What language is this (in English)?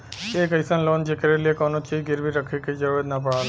Bhojpuri